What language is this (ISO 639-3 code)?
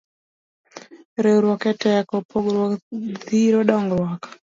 luo